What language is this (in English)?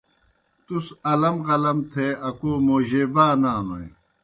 Kohistani Shina